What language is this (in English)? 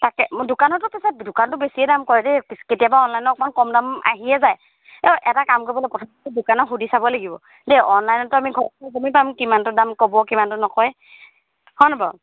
Assamese